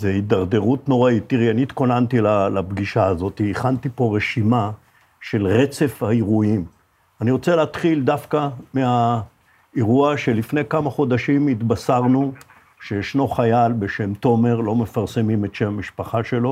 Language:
Hebrew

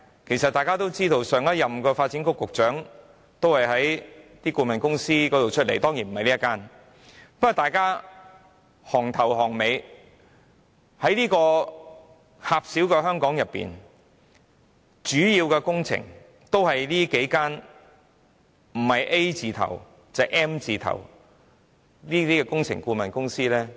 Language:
Cantonese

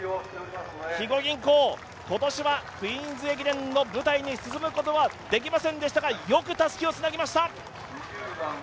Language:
Japanese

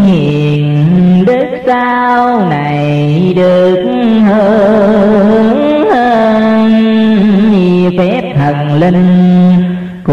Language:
Vietnamese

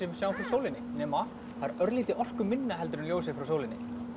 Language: Icelandic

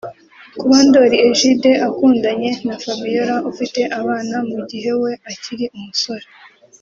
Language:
Kinyarwanda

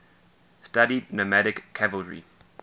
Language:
English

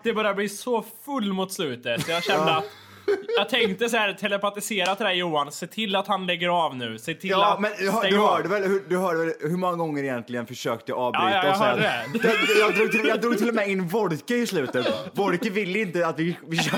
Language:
Swedish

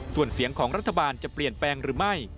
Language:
Thai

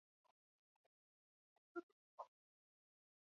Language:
Chinese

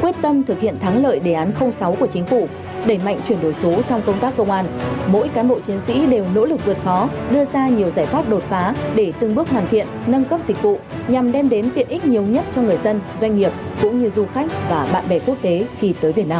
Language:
Vietnamese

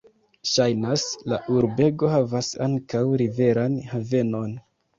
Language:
Esperanto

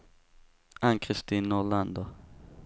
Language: Swedish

